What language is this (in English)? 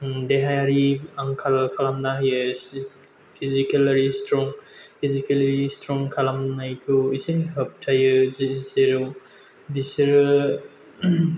Bodo